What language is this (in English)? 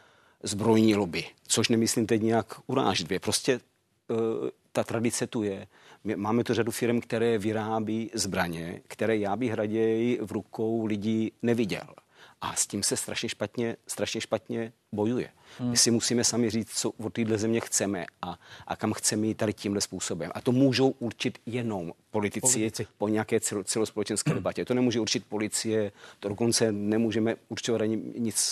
Czech